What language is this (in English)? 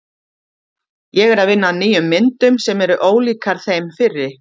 Icelandic